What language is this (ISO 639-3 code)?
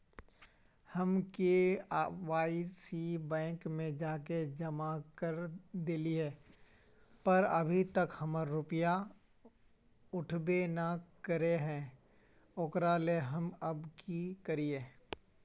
mag